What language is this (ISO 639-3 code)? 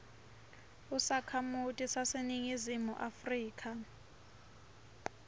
ssw